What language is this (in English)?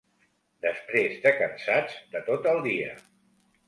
Catalan